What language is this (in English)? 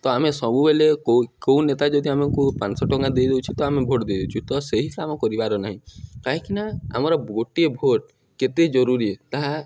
Odia